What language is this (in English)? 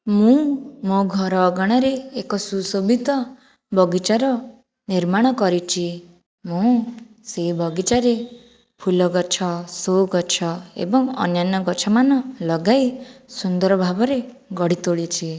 Odia